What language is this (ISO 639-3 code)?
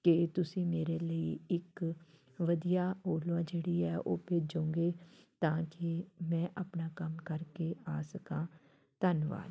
pan